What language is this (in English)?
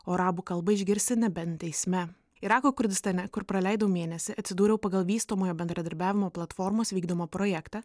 Lithuanian